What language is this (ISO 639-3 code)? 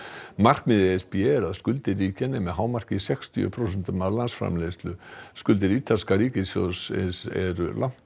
isl